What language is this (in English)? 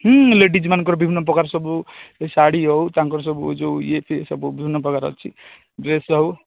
Odia